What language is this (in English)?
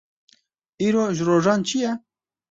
Kurdish